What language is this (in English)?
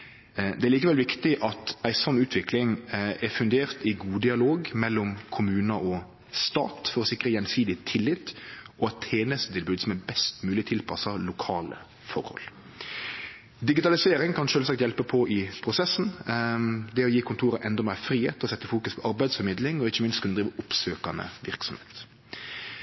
Norwegian Nynorsk